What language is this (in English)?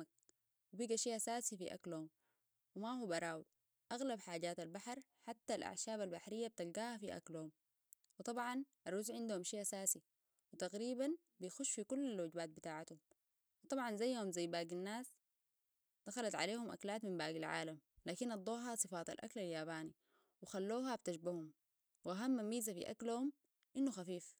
Sudanese Arabic